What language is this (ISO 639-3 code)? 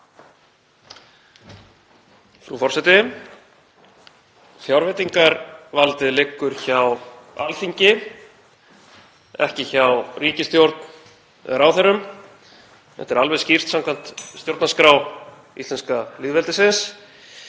isl